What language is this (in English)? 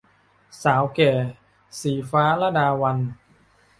Thai